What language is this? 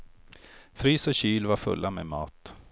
Swedish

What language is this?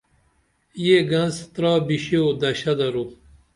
Dameli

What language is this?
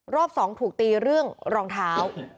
Thai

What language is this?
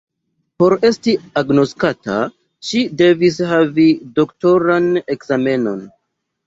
Esperanto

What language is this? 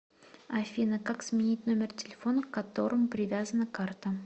Russian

